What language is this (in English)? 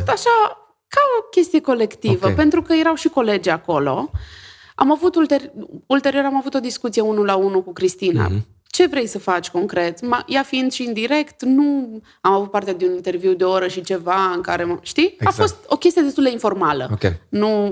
Romanian